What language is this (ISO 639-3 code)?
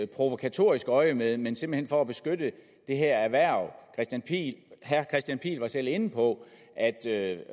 dan